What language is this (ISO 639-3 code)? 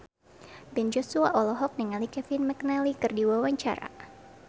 sun